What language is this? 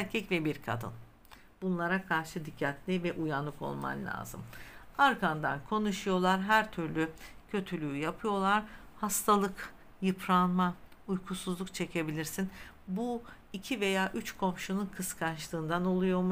Turkish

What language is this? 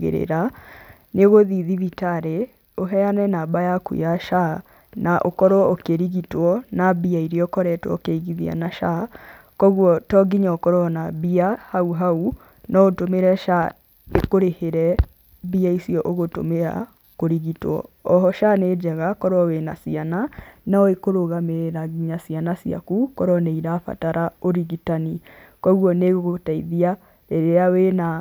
Kikuyu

